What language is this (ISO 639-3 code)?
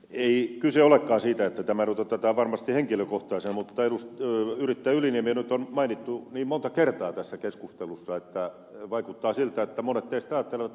fin